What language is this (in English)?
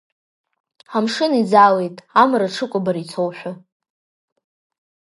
Abkhazian